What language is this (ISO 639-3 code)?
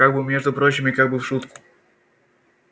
rus